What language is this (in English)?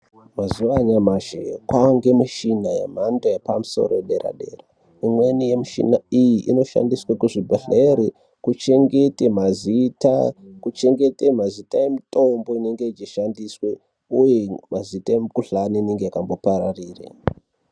Ndau